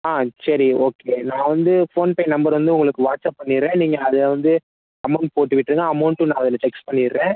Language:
Tamil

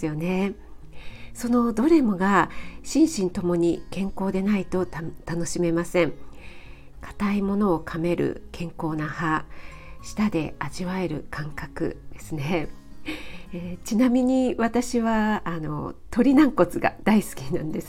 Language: Japanese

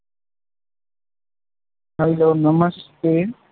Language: Gujarati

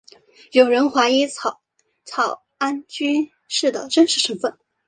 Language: Chinese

